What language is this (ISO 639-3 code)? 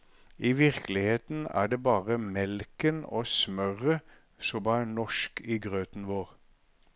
nor